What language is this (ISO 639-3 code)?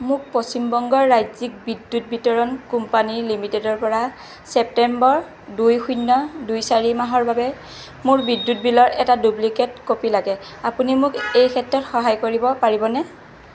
asm